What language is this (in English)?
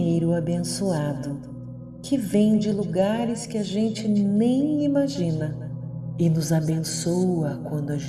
Portuguese